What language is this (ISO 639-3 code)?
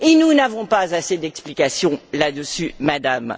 fra